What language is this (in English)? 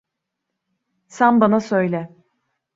Turkish